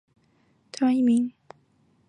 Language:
Chinese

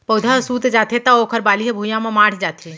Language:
Chhattisgarhi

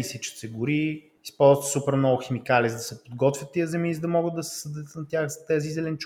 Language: Bulgarian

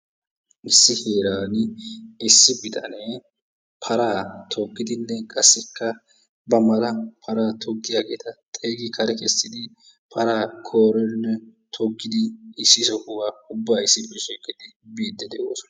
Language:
Wolaytta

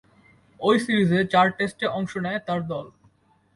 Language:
Bangla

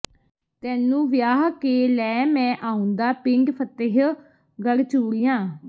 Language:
Punjabi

